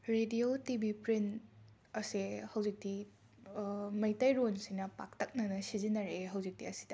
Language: Manipuri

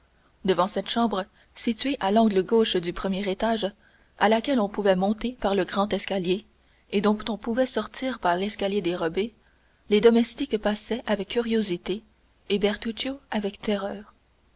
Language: French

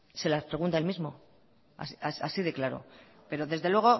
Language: Spanish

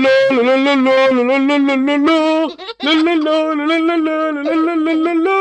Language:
Turkish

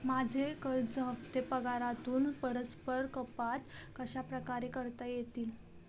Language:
Marathi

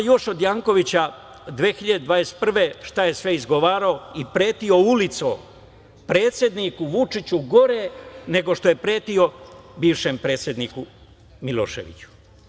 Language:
Serbian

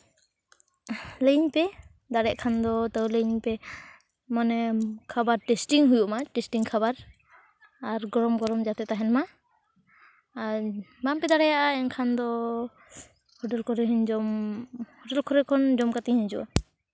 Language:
Santali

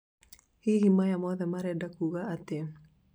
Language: Kikuyu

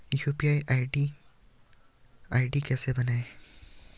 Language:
Hindi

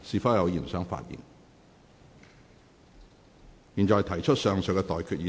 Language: Cantonese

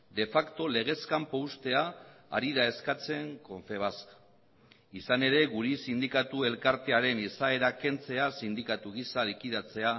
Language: Basque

